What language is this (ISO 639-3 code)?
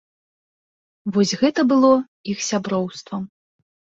bel